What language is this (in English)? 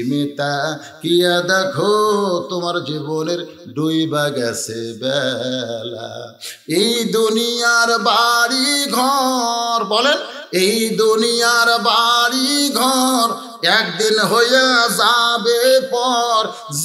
Arabic